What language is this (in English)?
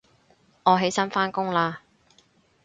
Cantonese